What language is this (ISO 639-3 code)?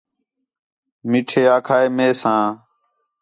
xhe